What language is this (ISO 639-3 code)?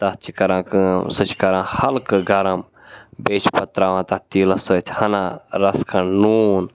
kas